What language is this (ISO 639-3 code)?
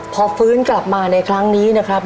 tha